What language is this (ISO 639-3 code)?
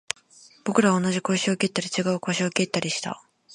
jpn